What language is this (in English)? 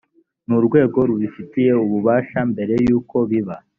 Kinyarwanda